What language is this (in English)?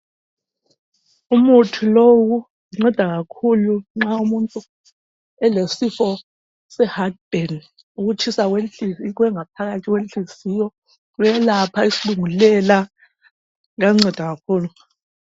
North Ndebele